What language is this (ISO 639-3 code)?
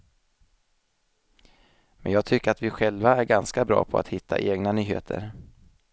swe